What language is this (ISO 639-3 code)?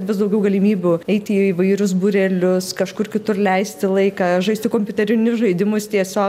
lit